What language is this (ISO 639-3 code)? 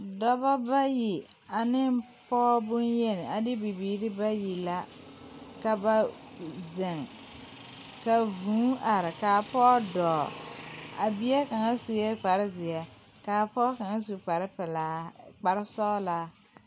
dga